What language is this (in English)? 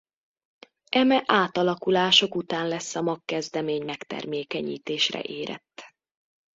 Hungarian